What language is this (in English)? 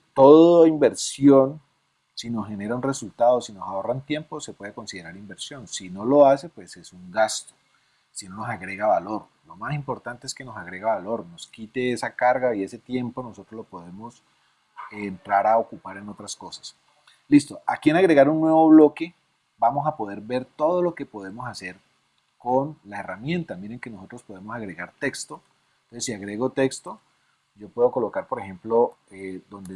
Spanish